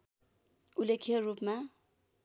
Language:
Nepali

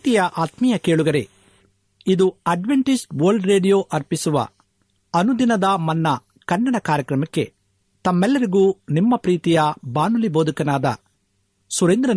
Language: Kannada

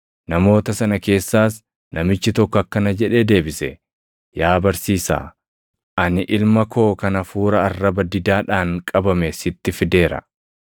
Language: Oromo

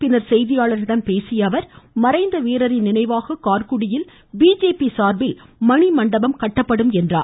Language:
Tamil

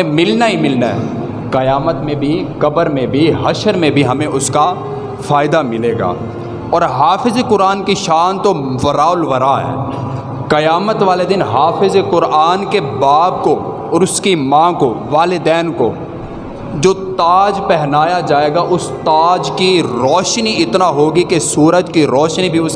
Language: Urdu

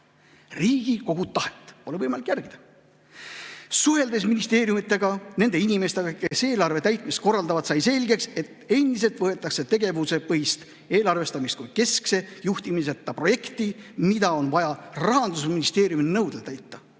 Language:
Estonian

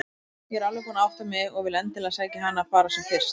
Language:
Icelandic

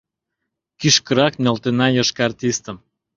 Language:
Mari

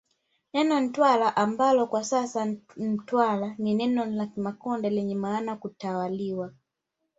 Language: Swahili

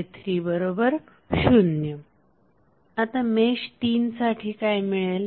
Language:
Marathi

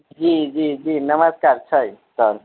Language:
Maithili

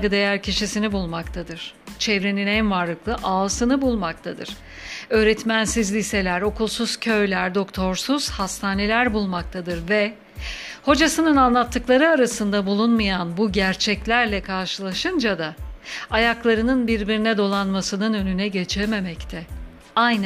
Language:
Turkish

